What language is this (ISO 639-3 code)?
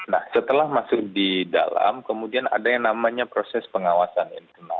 ind